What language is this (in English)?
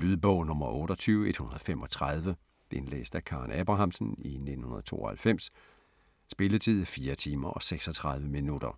Danish